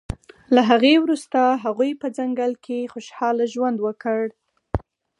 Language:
Pashto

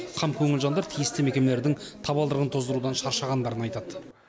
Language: Kazakh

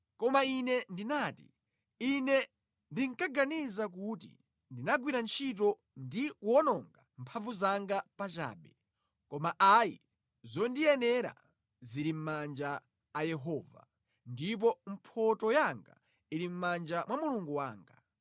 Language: Nyanja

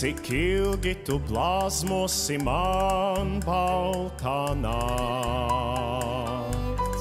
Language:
Latvian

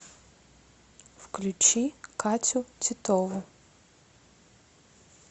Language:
Russian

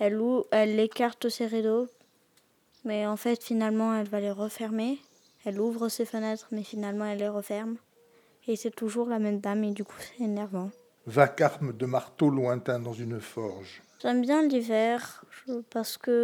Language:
French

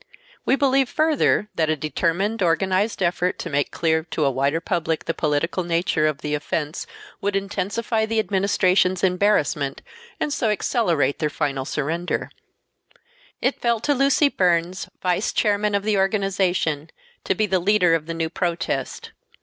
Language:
English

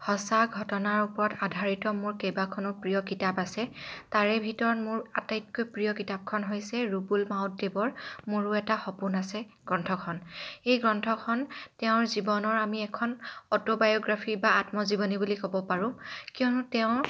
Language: Assamese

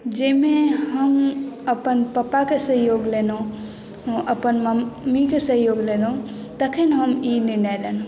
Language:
Maithili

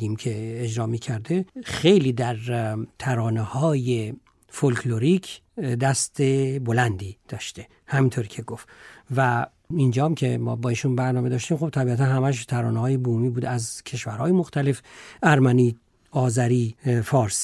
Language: Persian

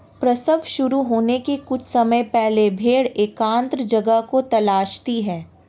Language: Hindi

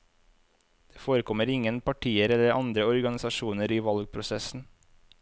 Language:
Norwegian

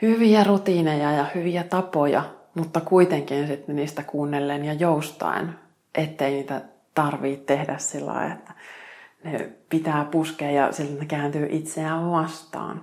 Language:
Finnish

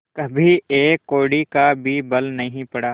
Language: Hindi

